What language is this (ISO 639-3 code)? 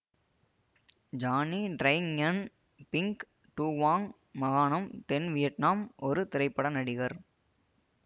tam